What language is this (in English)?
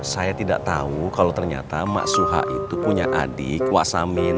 Indonesian